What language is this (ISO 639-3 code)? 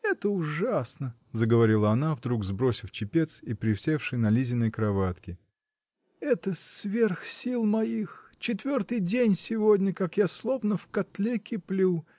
rus